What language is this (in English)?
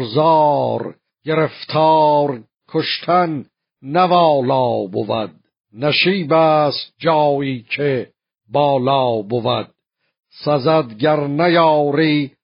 Persian